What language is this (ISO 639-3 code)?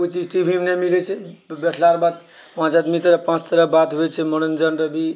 mai